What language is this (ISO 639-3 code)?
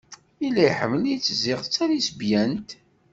kab